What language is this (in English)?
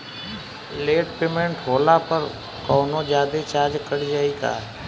Bhojpuri